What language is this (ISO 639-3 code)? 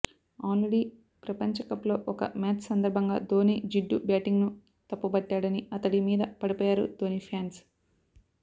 tel